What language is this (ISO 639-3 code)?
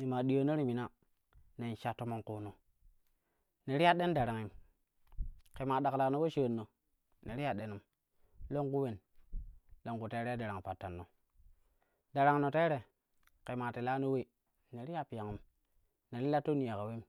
kuh